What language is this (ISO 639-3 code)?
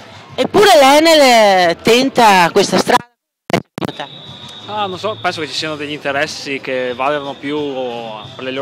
ita